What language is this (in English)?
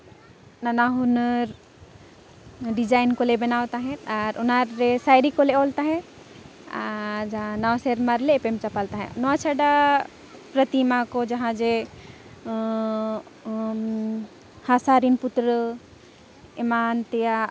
Santali